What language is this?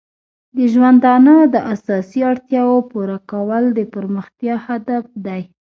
Pashto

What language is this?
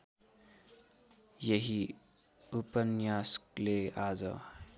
Nepali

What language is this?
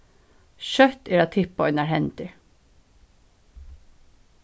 Faroese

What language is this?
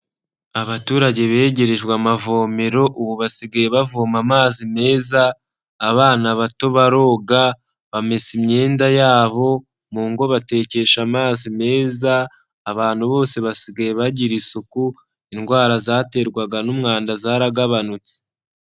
Kinyarwanda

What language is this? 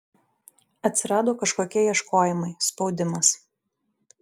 Lithuanian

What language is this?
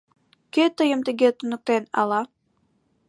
Mari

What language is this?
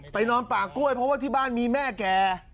Thai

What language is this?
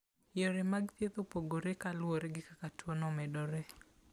Luo (Kenya and Tanzania)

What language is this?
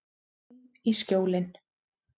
Icelandic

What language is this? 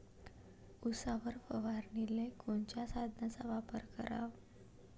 Marathi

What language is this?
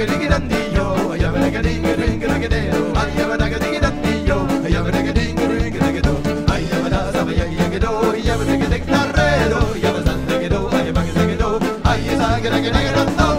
French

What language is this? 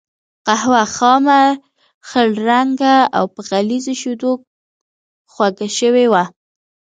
Pashto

